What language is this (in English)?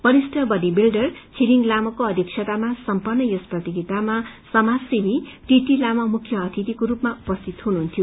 Nepali